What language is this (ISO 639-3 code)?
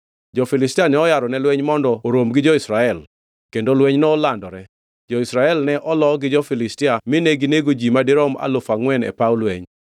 luo